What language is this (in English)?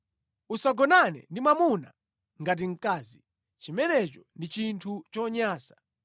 Nyanja